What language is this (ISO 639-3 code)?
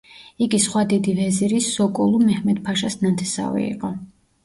kat